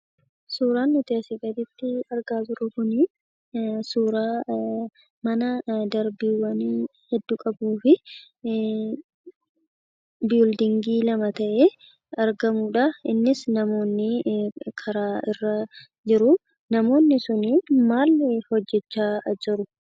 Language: Oromo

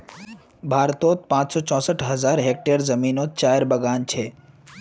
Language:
Magahi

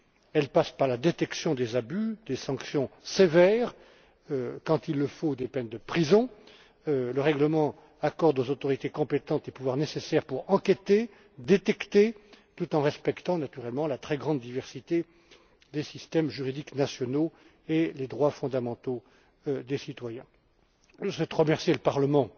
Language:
French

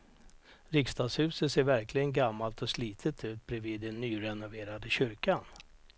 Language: Swedish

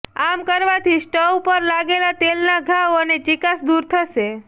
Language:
Gujarati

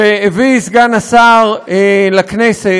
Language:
Hebrew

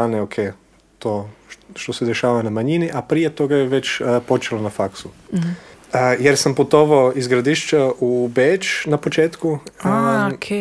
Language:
Croatian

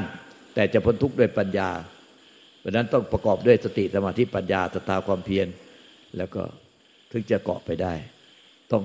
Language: Thai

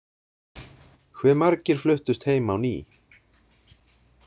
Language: Icelandic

